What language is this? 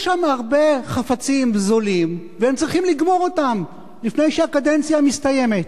Hebrew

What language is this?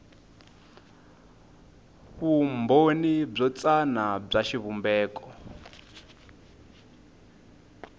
Tsonga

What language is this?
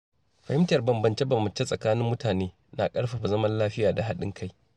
Hausa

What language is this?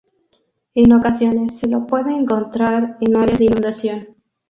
Spanish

